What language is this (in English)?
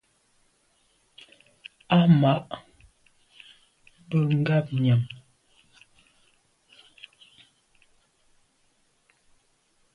Medumba